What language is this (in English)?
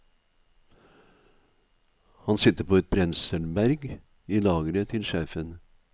Norwegian